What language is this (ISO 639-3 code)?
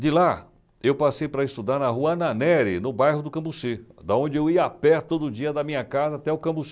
por